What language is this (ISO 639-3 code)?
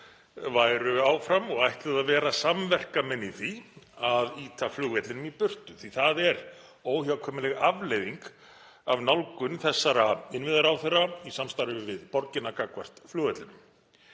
isl